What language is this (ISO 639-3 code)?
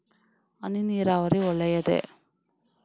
kan